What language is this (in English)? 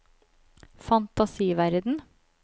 Norwegian